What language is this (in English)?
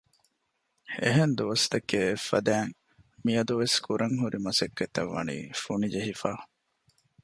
Divehi